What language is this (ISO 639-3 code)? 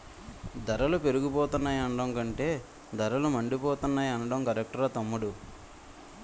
tel